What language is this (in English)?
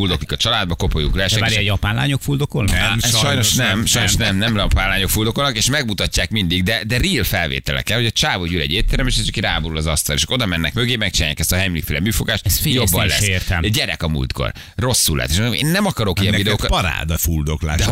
Hungarian